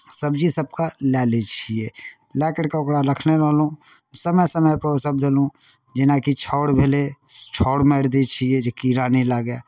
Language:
Maithili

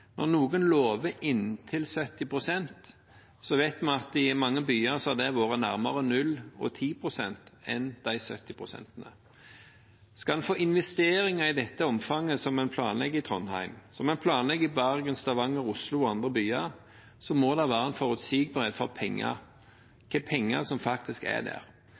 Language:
Norwegian Bokmål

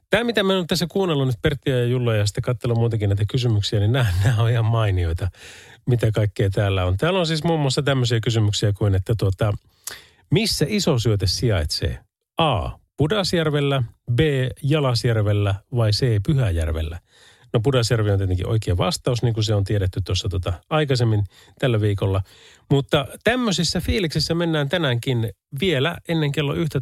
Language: Finnish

